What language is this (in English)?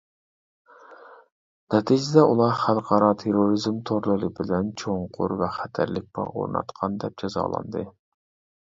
Uyghur